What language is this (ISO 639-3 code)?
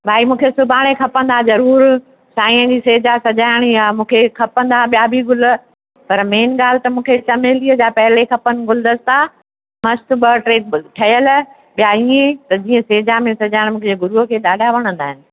snd